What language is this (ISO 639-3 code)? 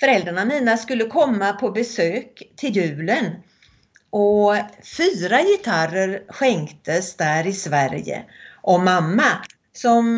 swe